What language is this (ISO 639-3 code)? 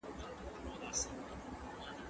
pus